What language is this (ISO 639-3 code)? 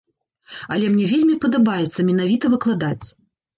bel